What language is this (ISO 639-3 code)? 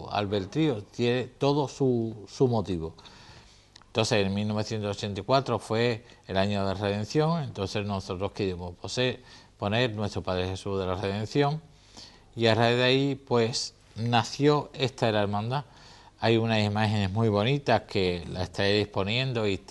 spa